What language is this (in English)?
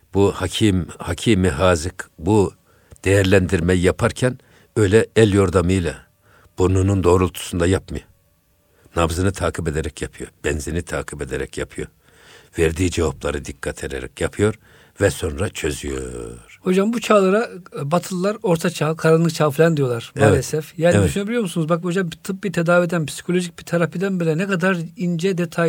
Turkish